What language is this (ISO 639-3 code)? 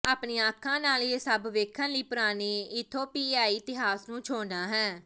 pan